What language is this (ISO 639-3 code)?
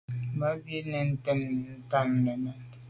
byv